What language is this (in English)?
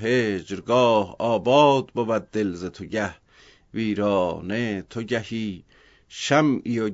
Persian